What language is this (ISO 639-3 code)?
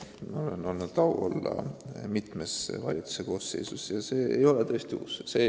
est